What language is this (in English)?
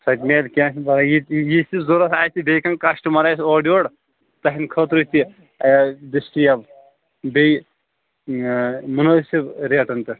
Kashmiri